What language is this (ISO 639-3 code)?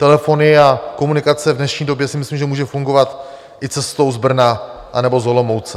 ces